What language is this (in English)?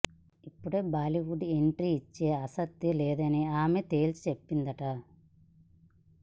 Telugu